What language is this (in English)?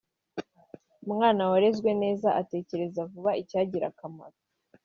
Kinyarwanda